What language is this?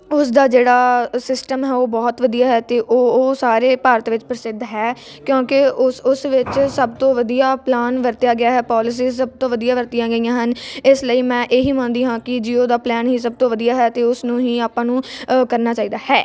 Punjabi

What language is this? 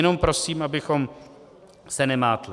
Czech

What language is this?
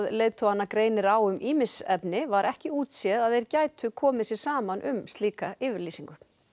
Icelandic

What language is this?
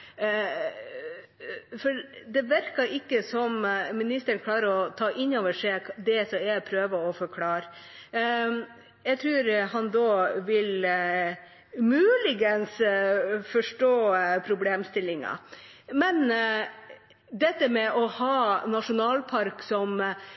Norwegian Bokmål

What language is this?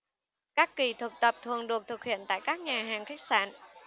Vietnamese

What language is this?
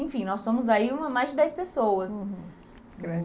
Portuguese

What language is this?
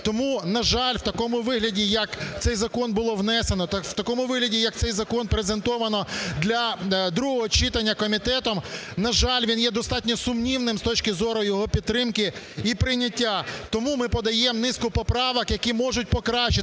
Ukrainian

